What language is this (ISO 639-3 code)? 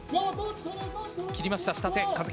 jpn